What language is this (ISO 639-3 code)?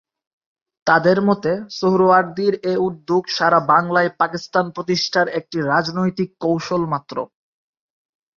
ben